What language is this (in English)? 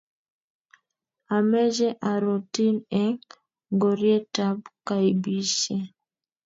Kalenjin